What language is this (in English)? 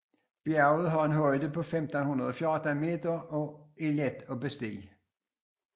Danish